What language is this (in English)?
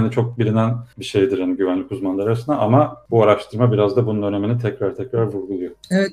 Turkish